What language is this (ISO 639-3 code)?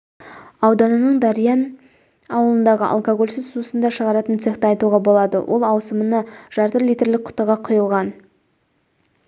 kaz